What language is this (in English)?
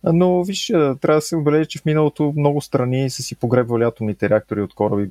Bulgarian